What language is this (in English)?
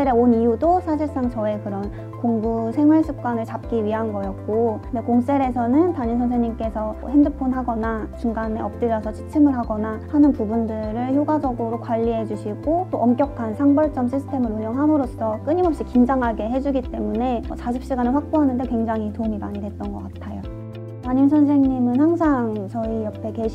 Korean